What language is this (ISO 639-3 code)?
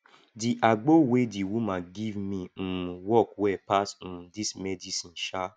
pcm